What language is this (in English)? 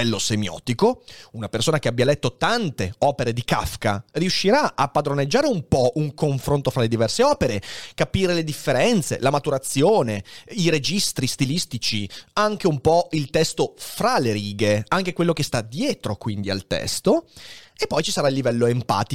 Italian